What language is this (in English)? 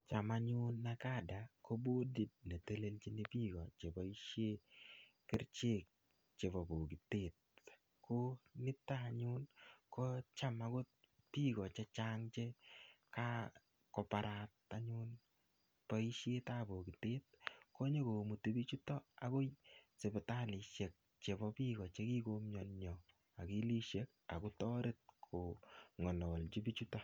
Kalenjin